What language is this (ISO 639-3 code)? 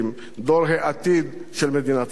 heb